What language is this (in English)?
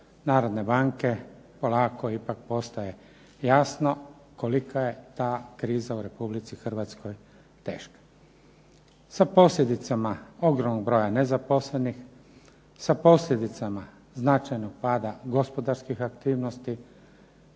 Croatian